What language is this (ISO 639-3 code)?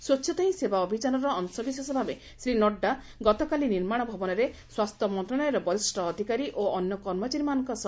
ori